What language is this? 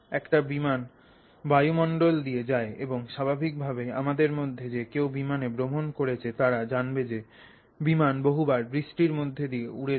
Bangla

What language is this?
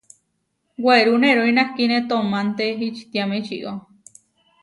Huarijio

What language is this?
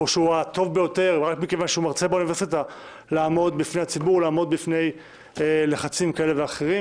Hebrew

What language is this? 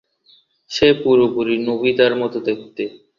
Bangla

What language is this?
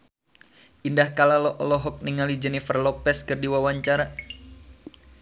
Sundanese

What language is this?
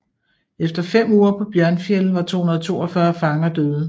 Danish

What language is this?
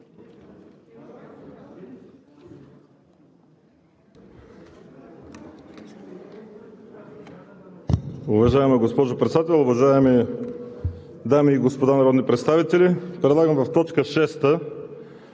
Bulgarian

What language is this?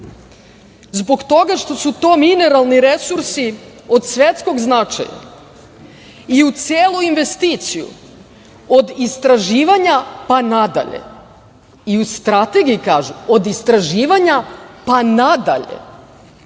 Serbian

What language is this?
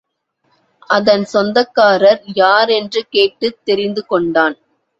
Tamil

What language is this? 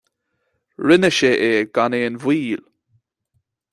Irish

